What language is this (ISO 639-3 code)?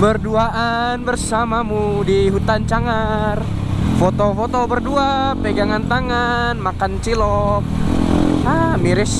ind